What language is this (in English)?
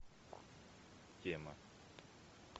Russian